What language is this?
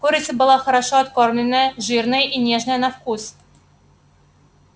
Russian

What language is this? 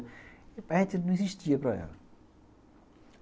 Portuguese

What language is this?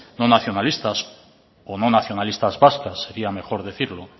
Spanish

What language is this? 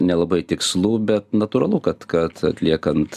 Lithuanian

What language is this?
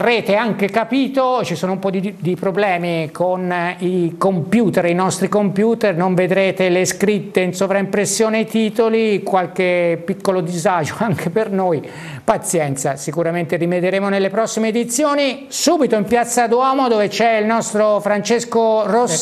Italian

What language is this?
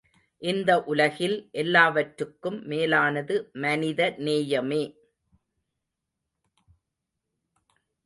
Tamil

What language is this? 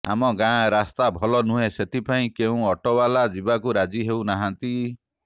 Odia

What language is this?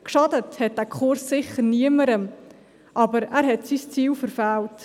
Swiss German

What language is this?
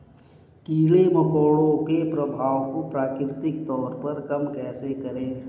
Hindi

